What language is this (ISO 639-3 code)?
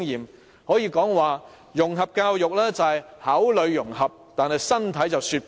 yue